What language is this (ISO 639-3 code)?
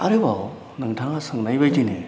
brx